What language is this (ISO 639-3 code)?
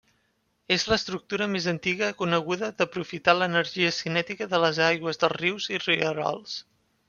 cat